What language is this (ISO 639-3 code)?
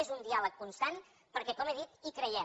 cat